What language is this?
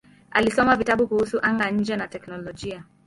Swahili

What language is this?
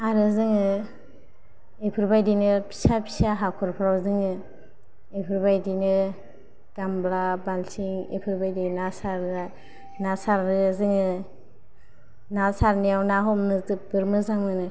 Bodo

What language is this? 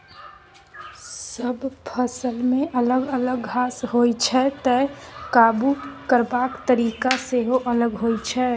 Maithili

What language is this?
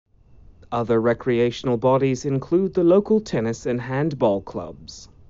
English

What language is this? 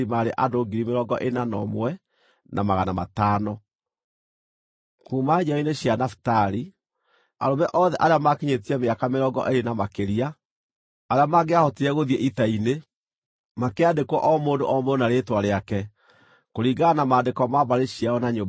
Kikuyu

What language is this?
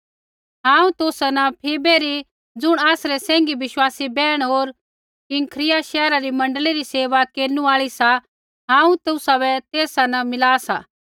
Kullu Pahari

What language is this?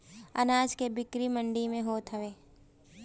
Bhojpuri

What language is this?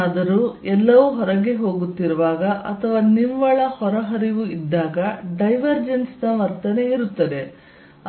Kannada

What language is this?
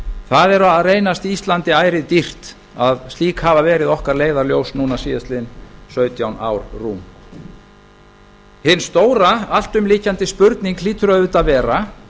Icelandic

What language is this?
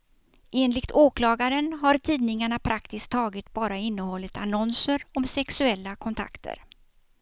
Swedish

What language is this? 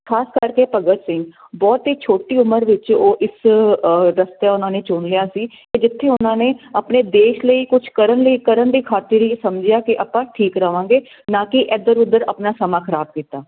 Punjabi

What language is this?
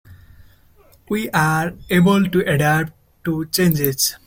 English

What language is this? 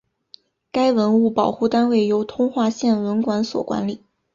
Chinese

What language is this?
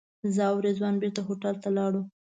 Pashto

